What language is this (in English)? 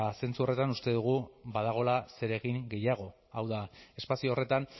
Basque